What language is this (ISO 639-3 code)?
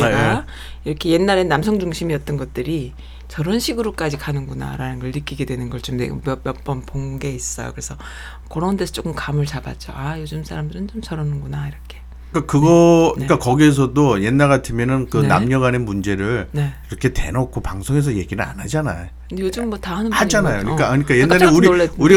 kor